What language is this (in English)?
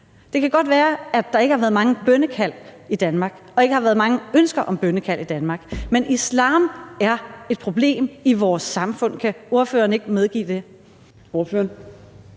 Danish